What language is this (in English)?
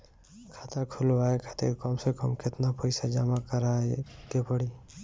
Bhojpuri